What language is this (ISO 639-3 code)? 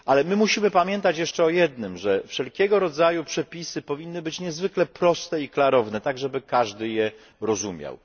pol